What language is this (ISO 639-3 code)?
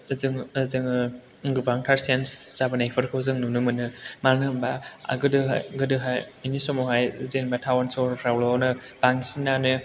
brx